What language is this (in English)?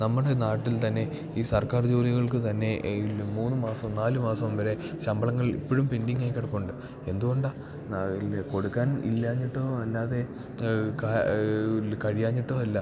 Malayalam